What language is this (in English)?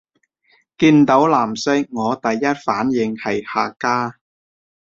Cantonese